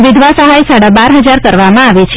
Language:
Gujarati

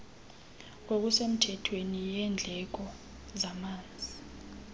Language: Xhosa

